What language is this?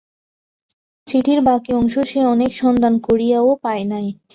Bangla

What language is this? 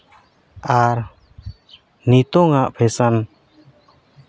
Santali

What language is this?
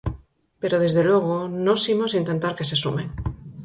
Galician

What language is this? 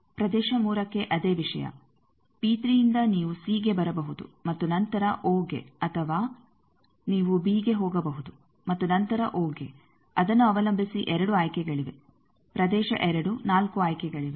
Kannada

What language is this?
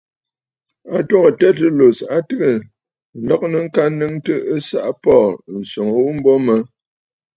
Bafut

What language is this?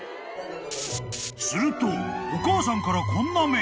Japanese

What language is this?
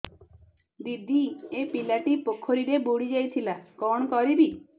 Odia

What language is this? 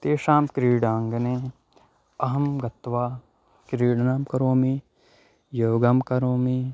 Sanskrit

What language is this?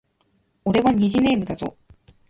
Japanese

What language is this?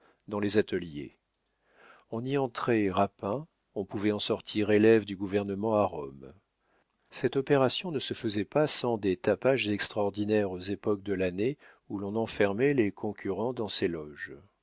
French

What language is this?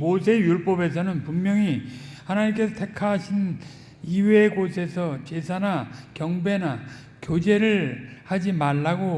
Korean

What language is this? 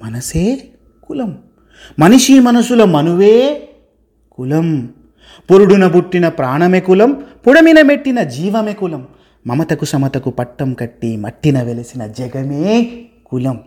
Telugu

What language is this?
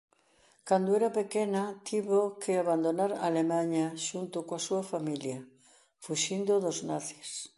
Galician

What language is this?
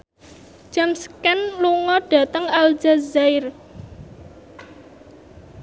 Javanese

